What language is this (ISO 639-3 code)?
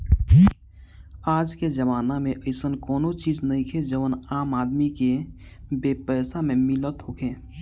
bho